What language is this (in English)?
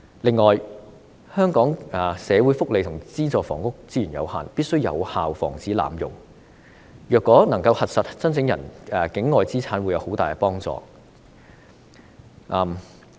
Cantonese